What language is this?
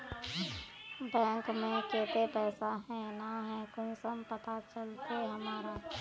Magahi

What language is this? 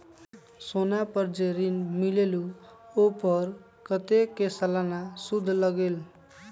Magahi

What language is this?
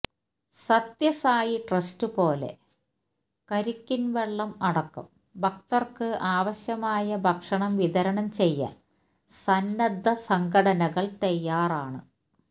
Malayalam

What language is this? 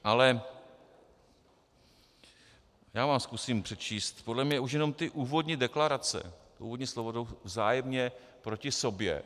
Czech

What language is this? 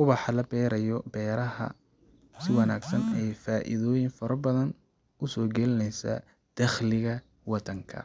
Somali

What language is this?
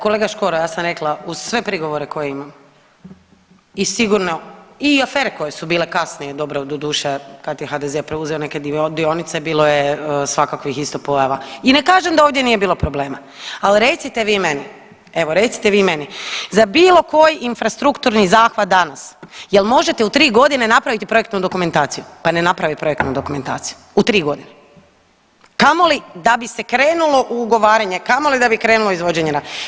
Croatian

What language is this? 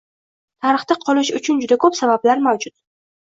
Uzbek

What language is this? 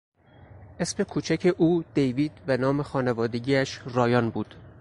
Persian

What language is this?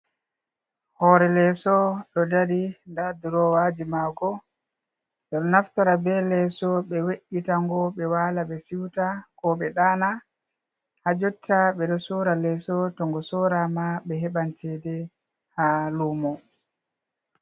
Fula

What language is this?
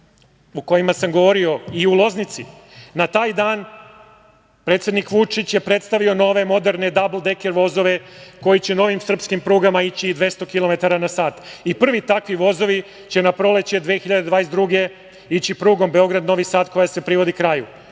Serbian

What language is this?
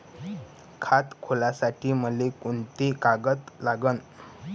Marathi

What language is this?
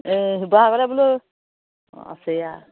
Assamese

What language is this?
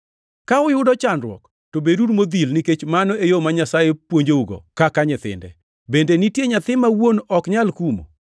Luo (Kenya and Tanzania)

